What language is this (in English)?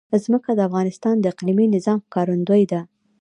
Pashto